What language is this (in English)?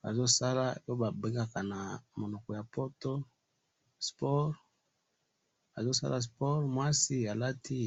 Lingala